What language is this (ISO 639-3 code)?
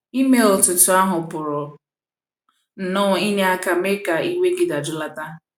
ibo